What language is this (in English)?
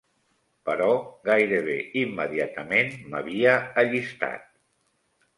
Catalan